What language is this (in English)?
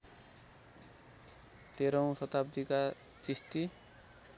Nepali